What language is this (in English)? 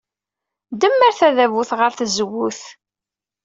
Kabyle